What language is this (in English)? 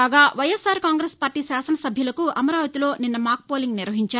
Telugu